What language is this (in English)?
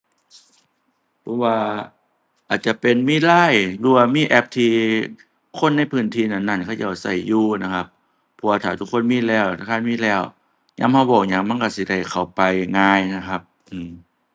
Thai